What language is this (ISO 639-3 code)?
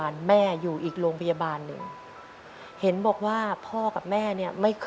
tha